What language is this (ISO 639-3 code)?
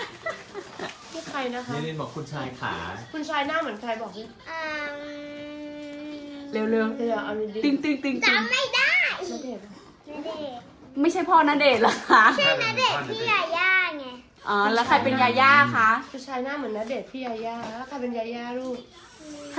tha